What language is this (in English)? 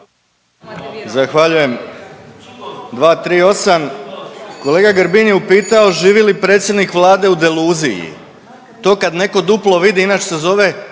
Croatian